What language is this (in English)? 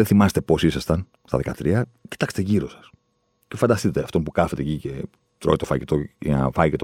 Greek